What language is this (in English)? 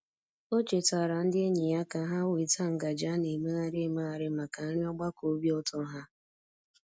Igbo